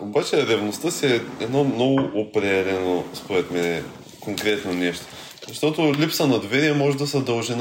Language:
Bulgarian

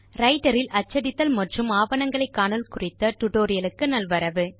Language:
Tamil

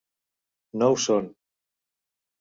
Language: Catalan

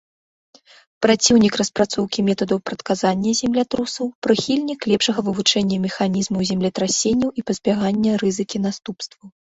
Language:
Belarusian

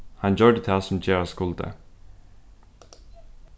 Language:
Faroese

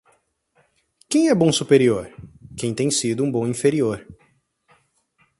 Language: Portuguese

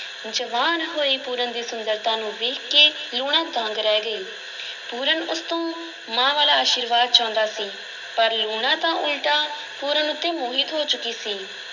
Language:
Punjabi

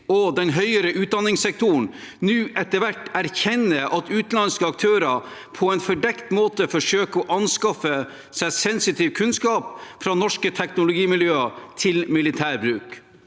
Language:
Norwegian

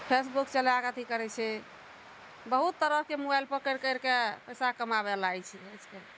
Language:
Maithili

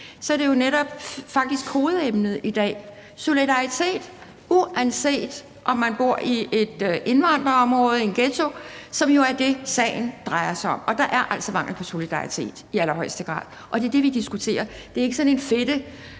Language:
Danish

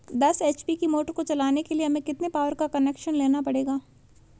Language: Hindi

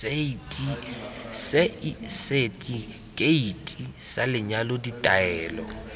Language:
Tswana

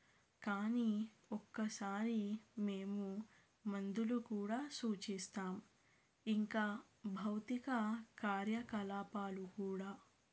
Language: Telugu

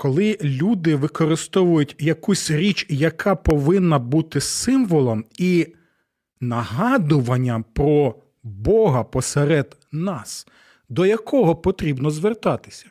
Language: Ukrainian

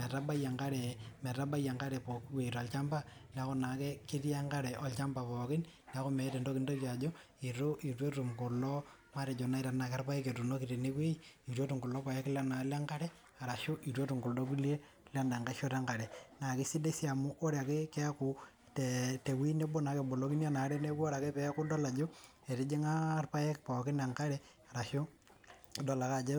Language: Masai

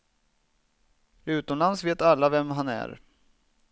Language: Swedish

